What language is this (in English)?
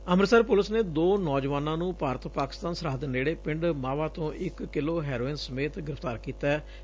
Punjabi